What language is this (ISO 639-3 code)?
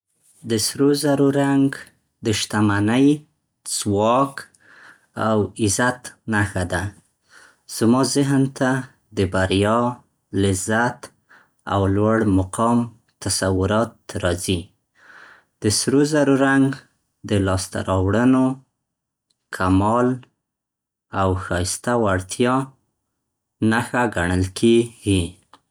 pst